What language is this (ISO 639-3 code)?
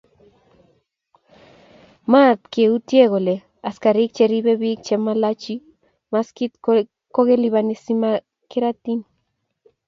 kln